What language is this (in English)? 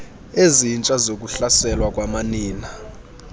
Xhosa